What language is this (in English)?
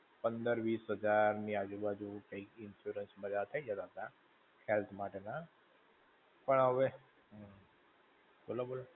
Gujarati